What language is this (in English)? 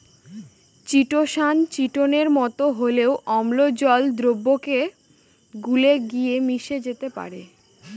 Bangla